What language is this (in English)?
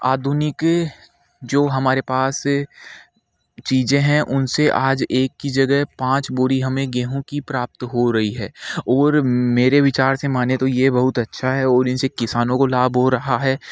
Hindi